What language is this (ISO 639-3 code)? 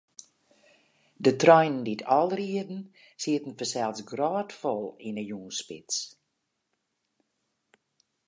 fry